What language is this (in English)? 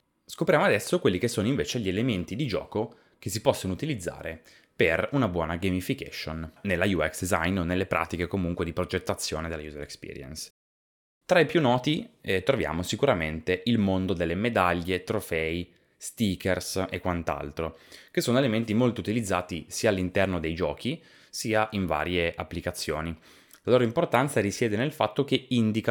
Italian